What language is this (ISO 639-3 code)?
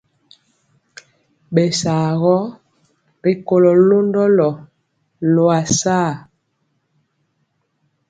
mcx